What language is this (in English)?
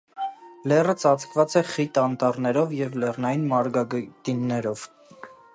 Armenian